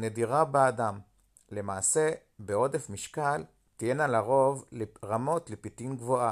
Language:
Hebrew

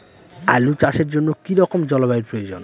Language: Bangla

